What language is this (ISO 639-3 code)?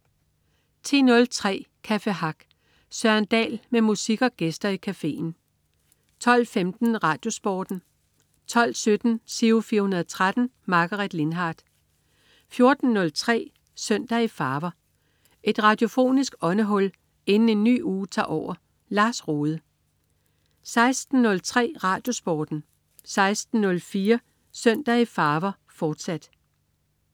dan